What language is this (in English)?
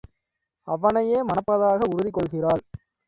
Tamil